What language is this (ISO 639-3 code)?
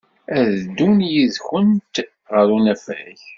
kab